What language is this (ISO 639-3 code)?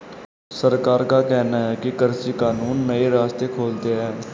hin